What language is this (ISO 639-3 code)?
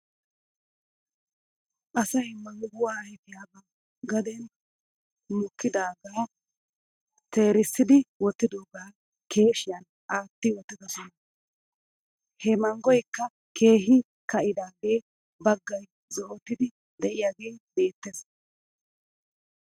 wal